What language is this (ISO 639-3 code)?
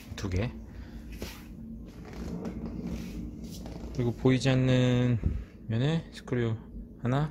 kor